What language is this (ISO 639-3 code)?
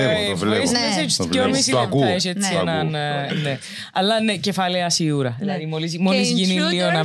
ell